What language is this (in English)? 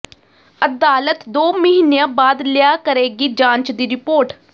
Punjabi